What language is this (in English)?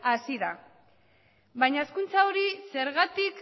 Basque